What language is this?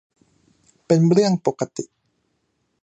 Thai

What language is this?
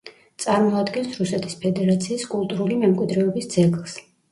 Georgian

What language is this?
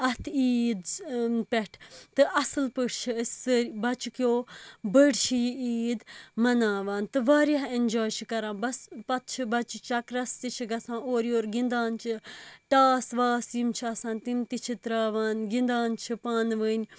Kashmiri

